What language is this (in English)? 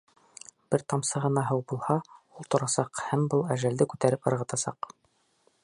Bashkir